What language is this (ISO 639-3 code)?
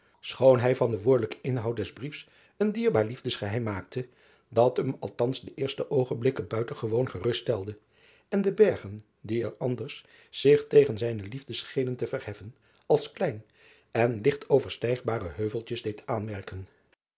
nld